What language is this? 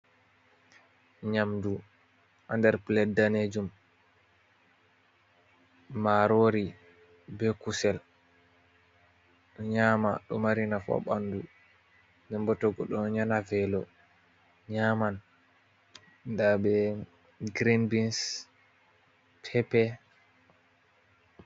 Fula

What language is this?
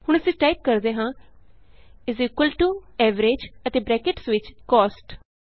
Punjabi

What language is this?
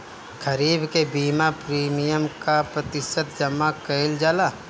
Bhojpuri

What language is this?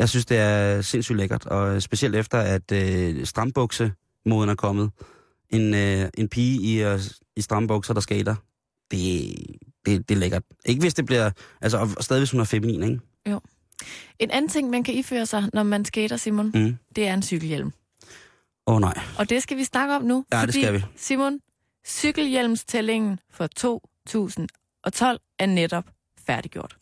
Danish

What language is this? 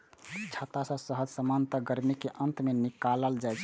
Maithili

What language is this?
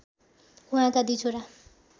Nepali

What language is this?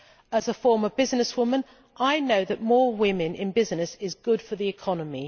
English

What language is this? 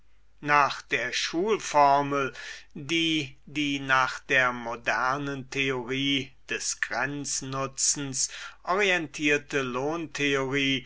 German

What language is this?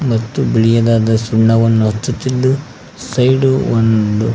Kannada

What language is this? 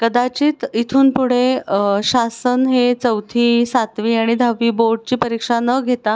Marathi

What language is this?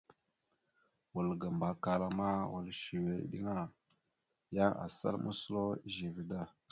Mada (Cameroon)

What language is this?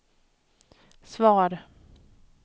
Swedish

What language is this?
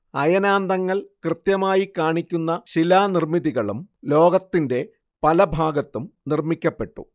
Malayalam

